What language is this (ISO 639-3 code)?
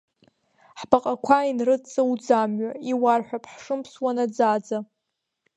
abk